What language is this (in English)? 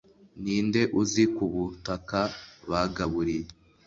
Kinyarwanda